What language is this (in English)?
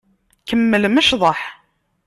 Kabyle